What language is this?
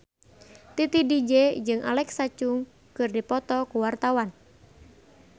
Sundanese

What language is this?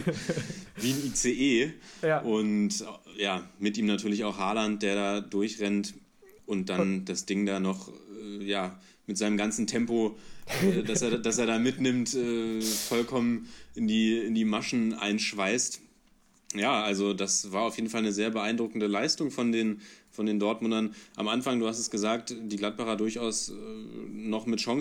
German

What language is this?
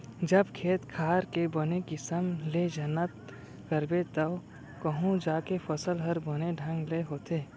Chhattisgarhi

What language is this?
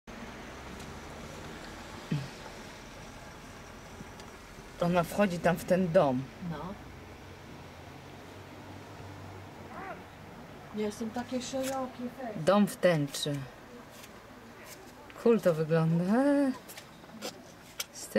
Polish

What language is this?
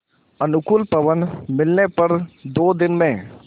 Hindi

